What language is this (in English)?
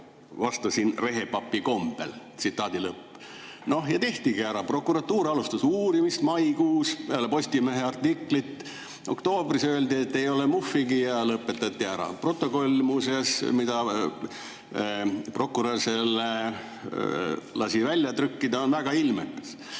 Estonian